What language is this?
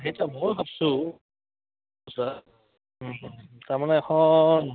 Assamese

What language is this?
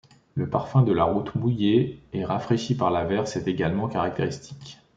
French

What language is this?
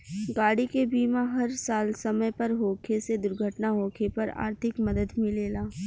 Bhojpuri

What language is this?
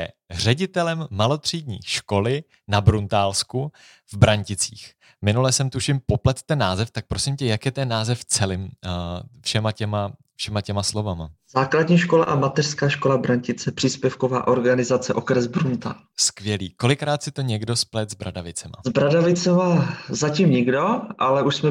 Czech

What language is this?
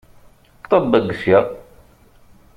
Kabyle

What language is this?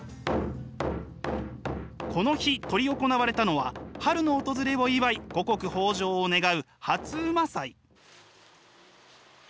Japanese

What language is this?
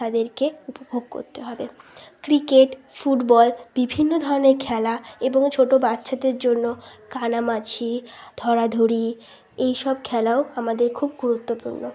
Bangla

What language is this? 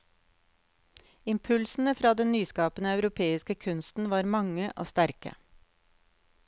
Norwegian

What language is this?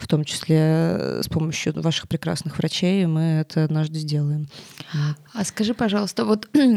Russian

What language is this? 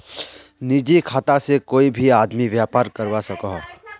Magahi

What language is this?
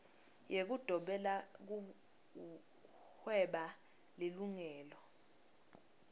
Swati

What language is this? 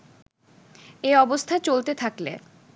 Bangla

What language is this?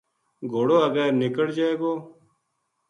Gujari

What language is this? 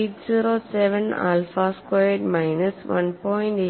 Malayalam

